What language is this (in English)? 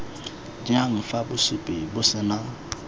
Tswana